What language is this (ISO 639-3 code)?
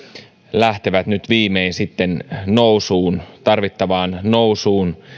fin